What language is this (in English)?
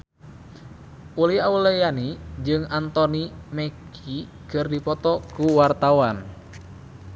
Sundanese